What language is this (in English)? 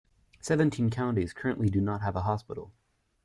English